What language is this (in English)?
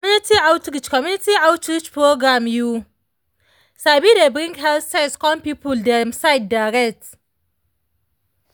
Nigerian Pidgin